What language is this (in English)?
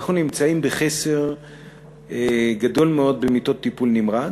Hebrew